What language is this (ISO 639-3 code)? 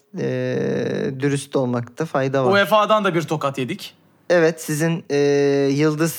tur